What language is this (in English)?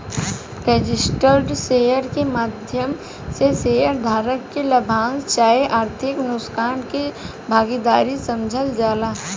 Bhojpuri